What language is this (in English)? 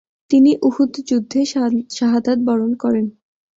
Bangla